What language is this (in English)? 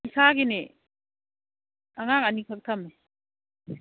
Manipuri